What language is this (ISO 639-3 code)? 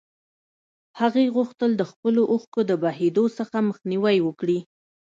pus